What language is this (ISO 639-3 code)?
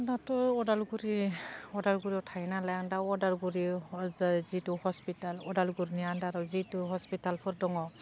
brx